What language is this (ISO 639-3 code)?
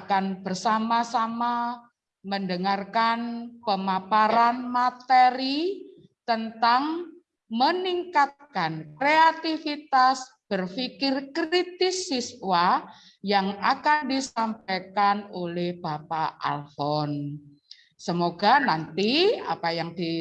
ind